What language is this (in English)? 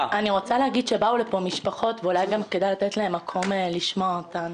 Hebrew